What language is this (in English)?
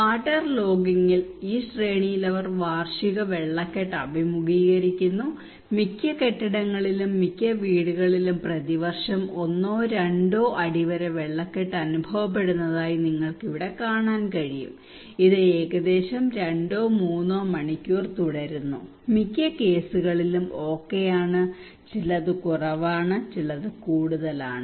Malayalam